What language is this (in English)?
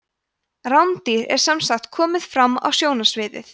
Icelandic